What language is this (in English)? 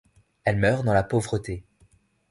French